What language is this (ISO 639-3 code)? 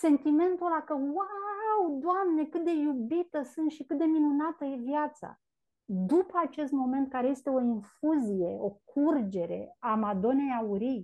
ron